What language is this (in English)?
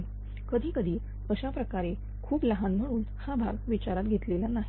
Marathi